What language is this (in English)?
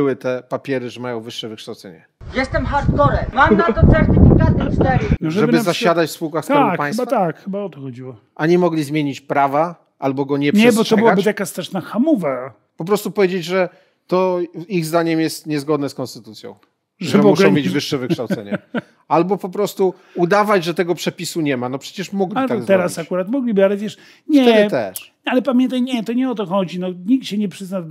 Polish